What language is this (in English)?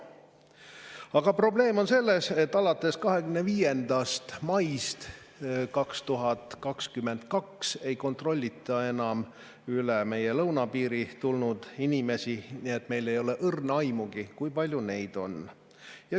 Estonian